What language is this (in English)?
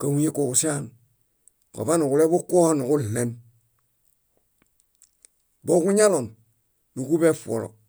Bayot